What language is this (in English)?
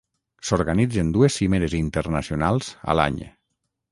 Catalan